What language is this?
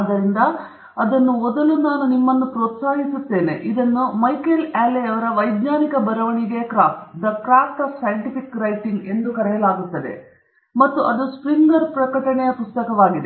Kannada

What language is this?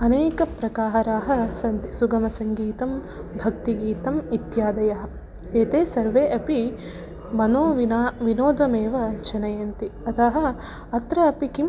Sanskrit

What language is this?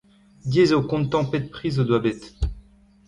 Breton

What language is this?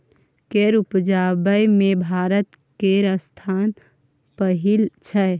Maithili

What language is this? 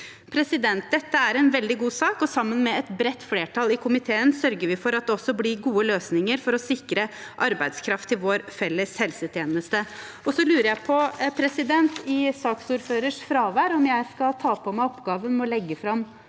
Norwegian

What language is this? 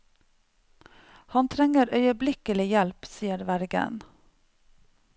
Norwegian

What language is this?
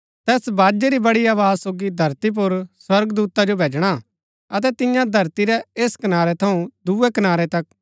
Gaddi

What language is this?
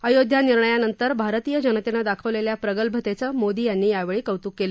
Marathi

